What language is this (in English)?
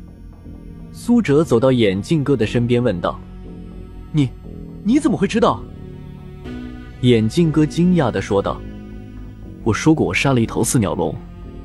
Chinese